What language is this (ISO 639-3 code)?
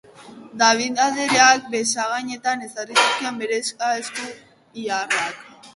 eus